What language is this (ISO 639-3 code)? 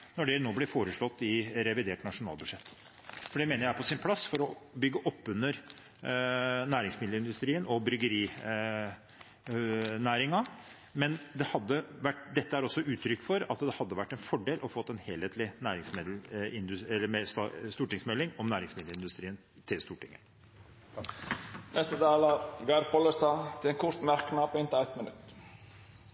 nor